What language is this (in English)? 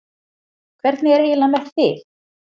Icelandic